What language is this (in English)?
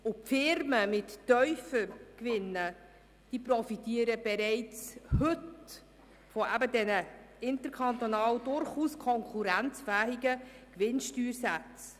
Swiss German